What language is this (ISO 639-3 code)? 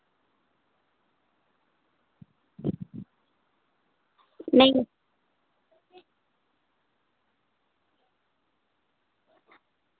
doi